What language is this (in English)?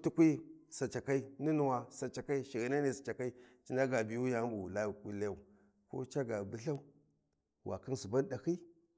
Warji